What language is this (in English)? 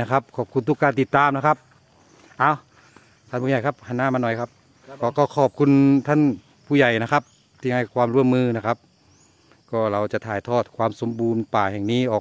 Thai